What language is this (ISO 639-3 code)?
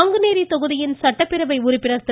tam